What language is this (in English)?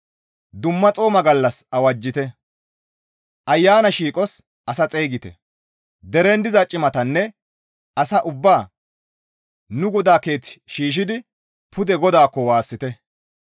Gamo